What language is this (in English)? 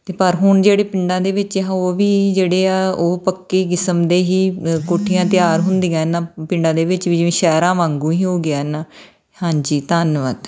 Punjabi